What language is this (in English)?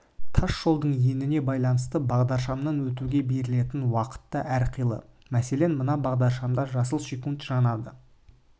Kazakh